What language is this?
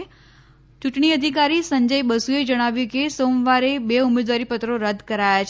Gujarati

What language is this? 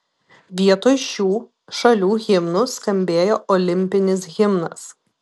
Lithuanian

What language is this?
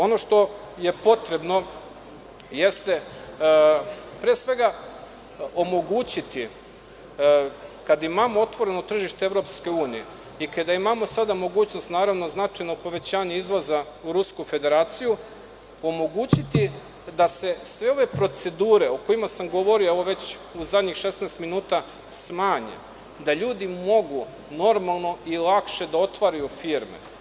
Serbian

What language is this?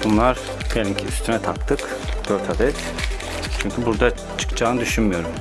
Turkish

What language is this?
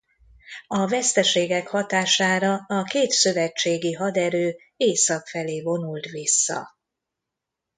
Hungarian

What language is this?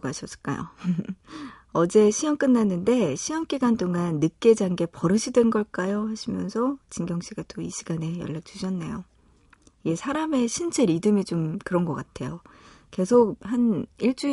Korean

